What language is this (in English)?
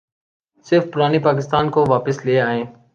Urdu